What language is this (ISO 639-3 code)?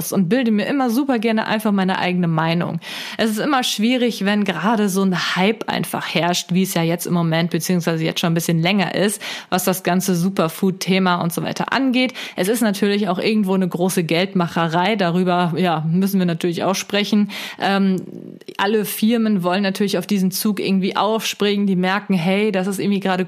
deu